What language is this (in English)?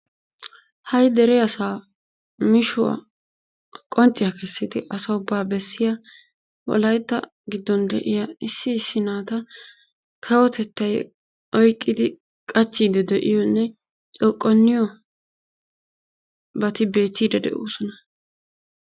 Wolaytta